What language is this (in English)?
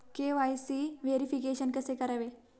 Marathi